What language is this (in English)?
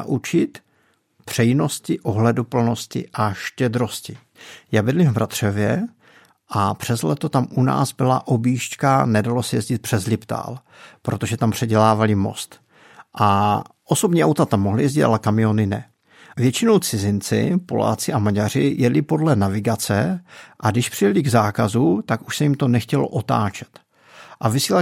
Czech